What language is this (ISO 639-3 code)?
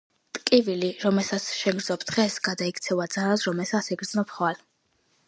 kat